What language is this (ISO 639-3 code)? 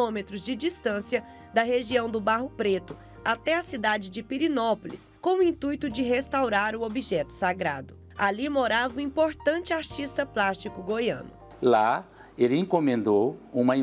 por